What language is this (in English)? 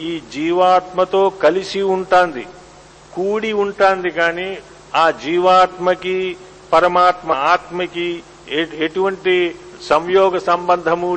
Telugu